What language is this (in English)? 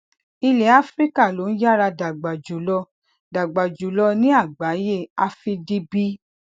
Yoruba